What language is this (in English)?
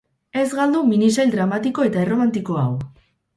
Basque